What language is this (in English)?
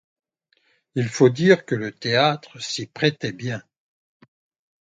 French